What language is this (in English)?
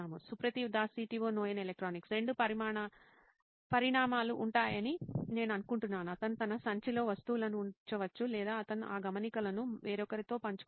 Telugu